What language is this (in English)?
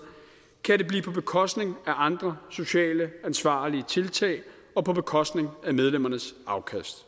Danish